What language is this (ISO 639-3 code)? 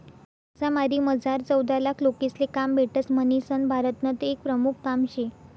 mar